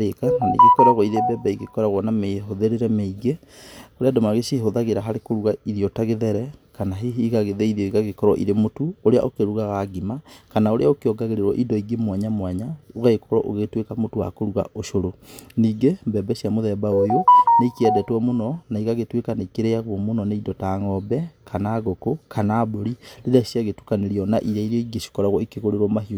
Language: Kikuyu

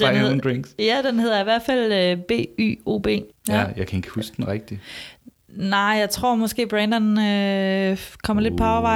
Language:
Danish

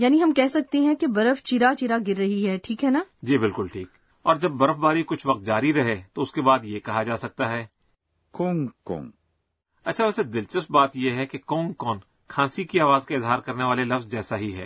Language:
Urdu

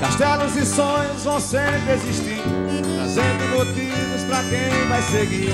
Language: Portuguese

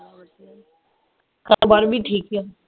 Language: Punjabi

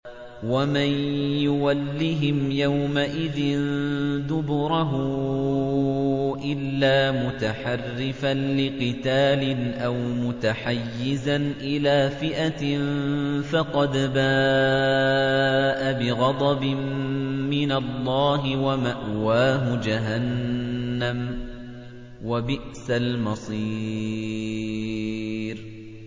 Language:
Arabic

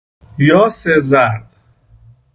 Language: Persian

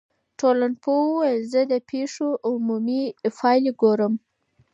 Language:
Pashto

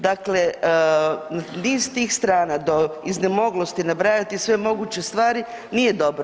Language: Croatian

